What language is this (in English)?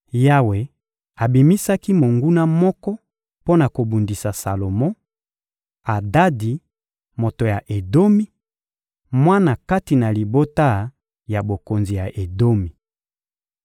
Lingala